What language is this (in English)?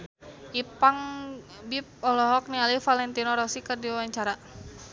Sundanese